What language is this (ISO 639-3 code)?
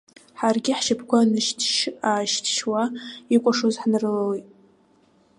abk